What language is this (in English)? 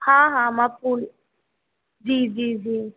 Sindhi